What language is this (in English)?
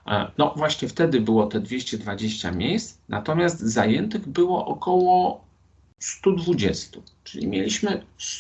Polish